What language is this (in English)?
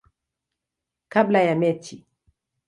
Swahili